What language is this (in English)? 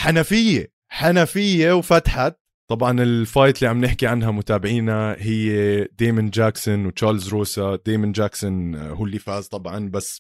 Arabic